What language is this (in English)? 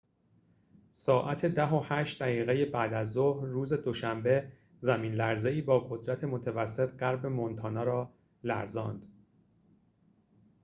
Persian